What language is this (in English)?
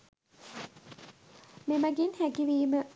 Sinhala